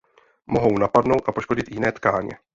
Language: Czech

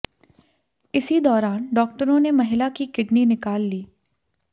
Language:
Hindi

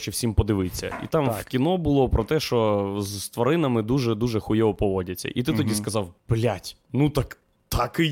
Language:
Ukrainian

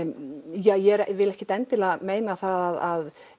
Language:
Icelandic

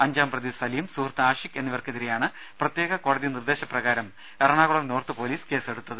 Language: Malayalam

